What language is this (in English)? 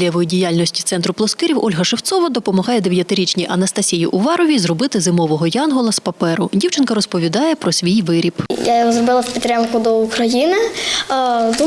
Ukrainian